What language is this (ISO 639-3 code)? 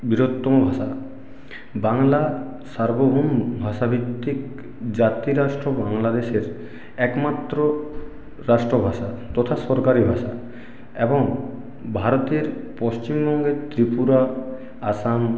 ben